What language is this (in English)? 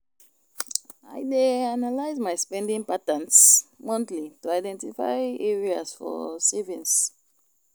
Nigerian Pidgin